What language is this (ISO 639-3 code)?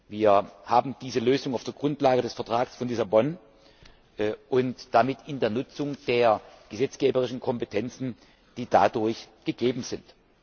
deu